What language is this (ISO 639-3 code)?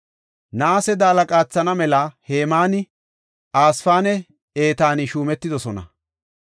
gof